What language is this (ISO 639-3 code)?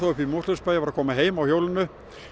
isl